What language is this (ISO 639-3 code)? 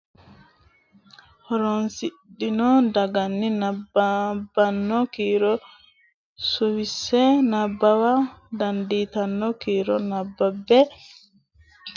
sid